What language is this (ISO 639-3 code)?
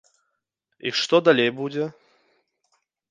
bel